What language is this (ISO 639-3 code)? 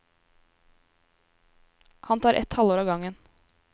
nor